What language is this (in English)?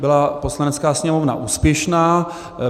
Czech